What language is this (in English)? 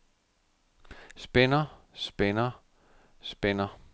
Danish